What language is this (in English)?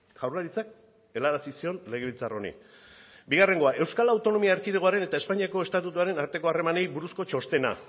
Basque